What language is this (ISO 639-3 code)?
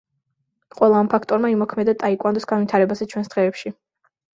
kat